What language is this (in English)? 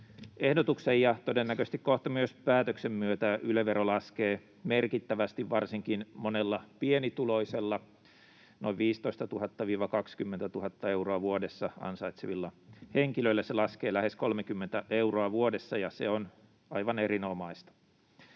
Finnish